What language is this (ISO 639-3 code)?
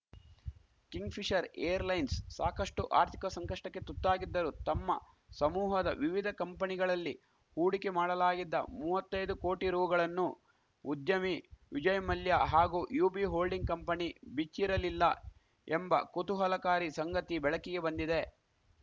kan